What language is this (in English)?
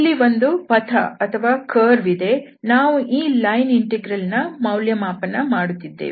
Kannada